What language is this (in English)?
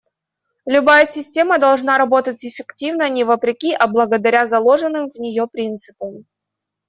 Russian